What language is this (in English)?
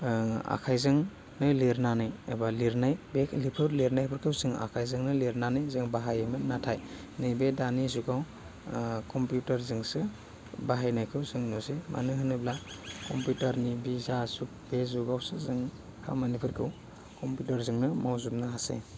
Bodo